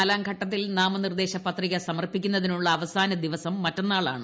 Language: Malayalam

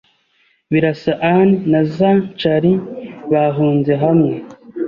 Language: Kinyarwanda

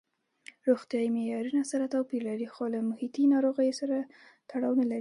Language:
Pashto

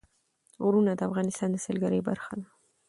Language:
Pashto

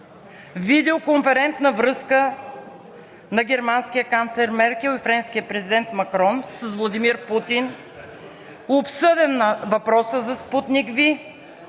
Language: Bulgarian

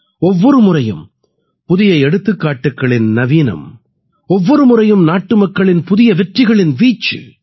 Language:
Tamil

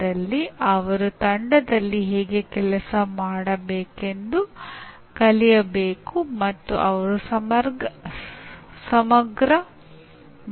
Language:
Kannada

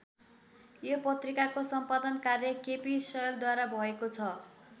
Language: Nepali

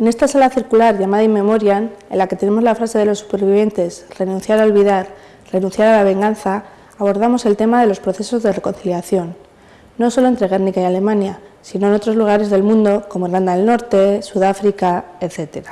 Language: Spanish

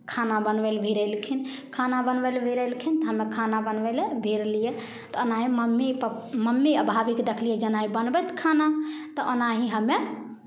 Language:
Maithili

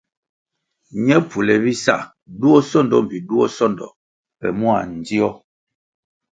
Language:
Kwasio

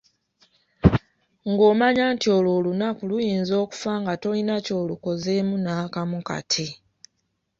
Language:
Ganda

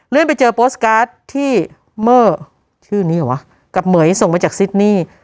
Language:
Thai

